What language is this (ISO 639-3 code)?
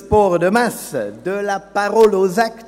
gsw